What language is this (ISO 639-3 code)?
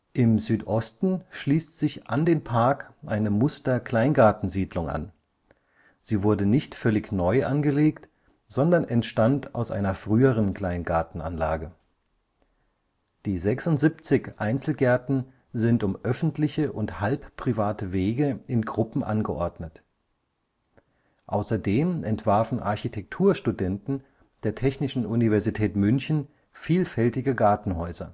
deu